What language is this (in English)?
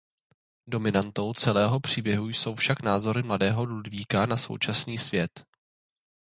Czech